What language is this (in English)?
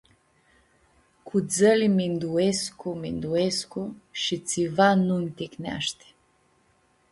Aromanian